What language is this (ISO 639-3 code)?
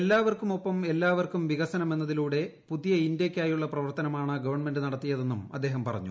mal